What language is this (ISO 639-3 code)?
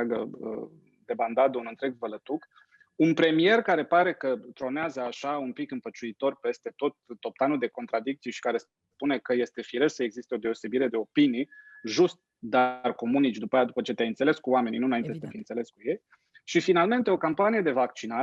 ron